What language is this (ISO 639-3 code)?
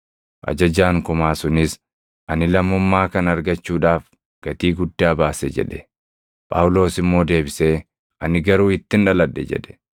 orm